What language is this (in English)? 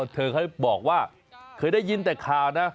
Thai